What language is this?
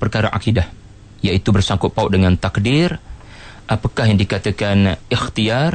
Malay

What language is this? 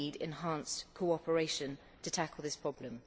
English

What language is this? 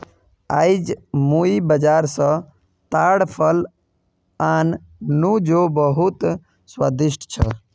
Magahi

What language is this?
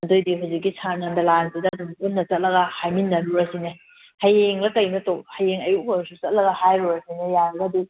Manipuri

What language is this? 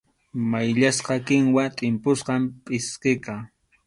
Arequipa-La Unión Quechua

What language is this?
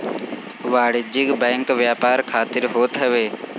Bhojpuri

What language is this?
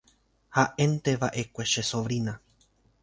Guarani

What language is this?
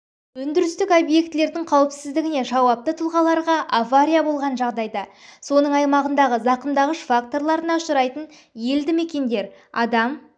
Kazakh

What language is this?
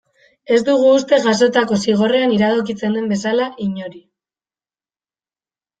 Basque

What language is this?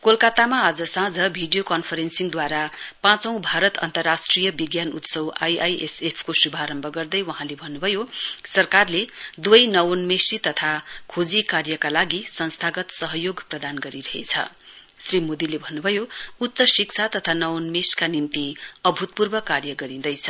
Nepali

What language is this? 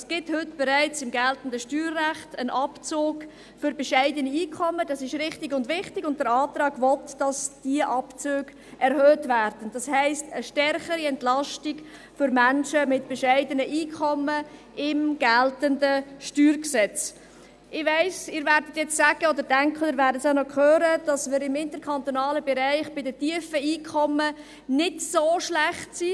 Swiss German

